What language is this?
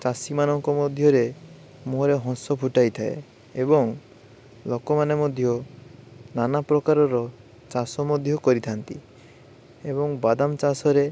Odia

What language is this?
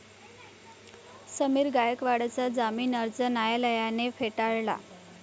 Marathi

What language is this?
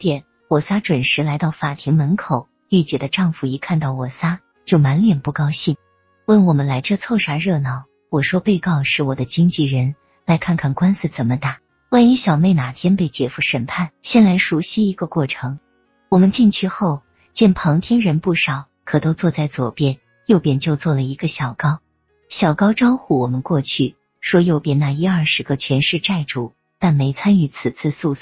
Chinese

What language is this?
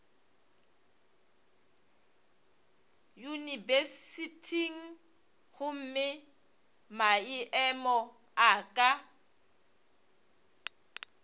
Northern Sotho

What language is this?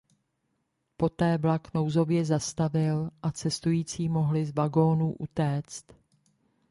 Czech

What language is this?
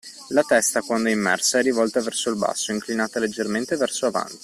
Italian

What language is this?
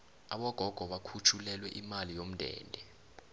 South Ndebele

